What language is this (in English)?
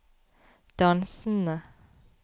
Norwegian